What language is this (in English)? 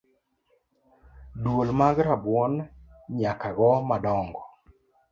Luo (Kenya and Tanzania)